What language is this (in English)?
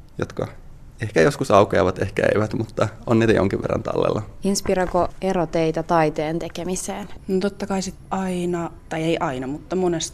Finnish